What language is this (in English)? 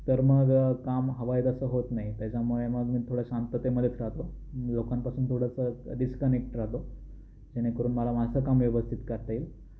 Marathi